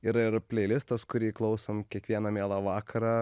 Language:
Lithuanian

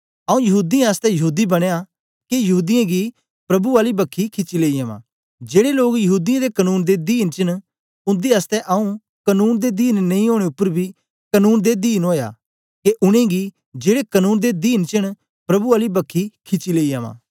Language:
Dogri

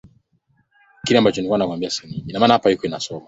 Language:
Swahili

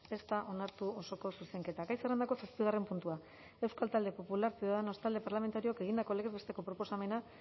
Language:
Basque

